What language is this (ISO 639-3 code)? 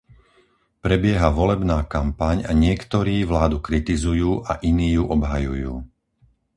slk